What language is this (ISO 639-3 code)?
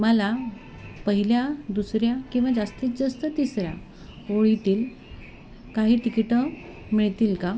mar